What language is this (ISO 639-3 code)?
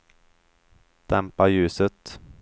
swe